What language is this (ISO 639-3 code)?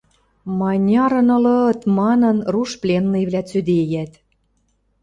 mrj